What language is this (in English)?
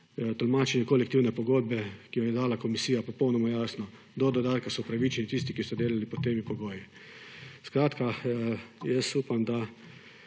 Slovenian